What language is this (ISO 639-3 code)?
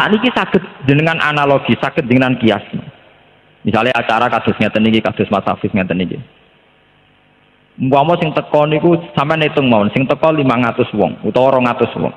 ind